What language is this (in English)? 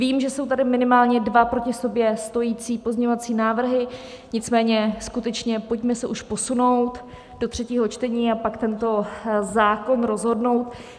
Czech